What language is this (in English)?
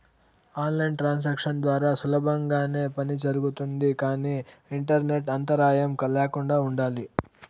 Telugu